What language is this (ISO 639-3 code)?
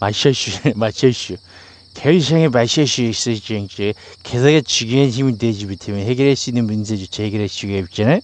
kor